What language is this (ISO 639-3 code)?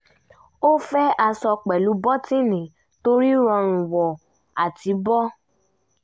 yor